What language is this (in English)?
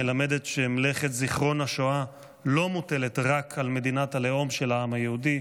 Hebrew